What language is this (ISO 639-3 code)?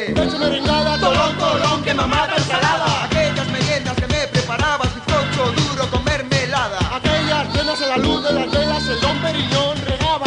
ita